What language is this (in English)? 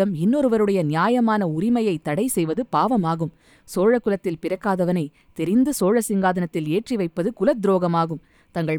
Tamil